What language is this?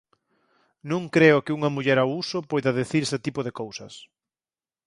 Galician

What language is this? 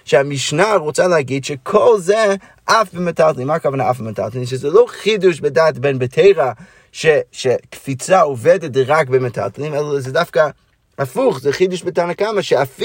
Hebrew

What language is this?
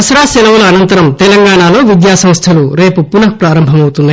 Telugu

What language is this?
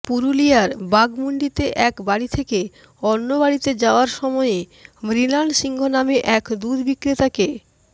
Bangla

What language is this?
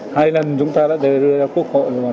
Vietnamese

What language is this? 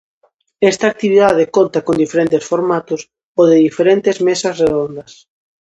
Galician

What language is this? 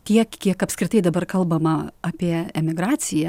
Lithuanian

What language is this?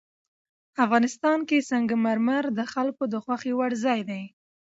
Pashto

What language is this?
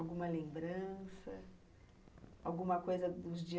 Portuguese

